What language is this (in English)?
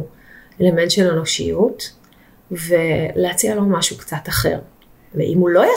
Hebrew